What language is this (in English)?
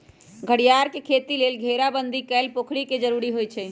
Magahi